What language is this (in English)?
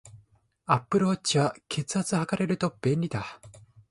Japanese